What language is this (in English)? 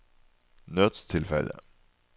Norwegian